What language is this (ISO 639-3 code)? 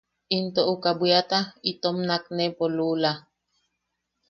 yaq